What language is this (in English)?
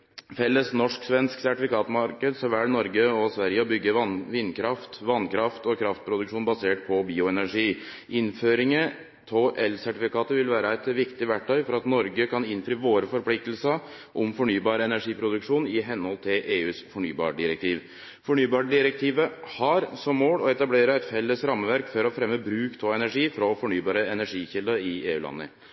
Norwegian Nynorsk